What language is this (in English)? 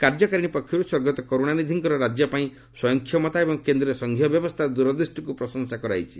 Odia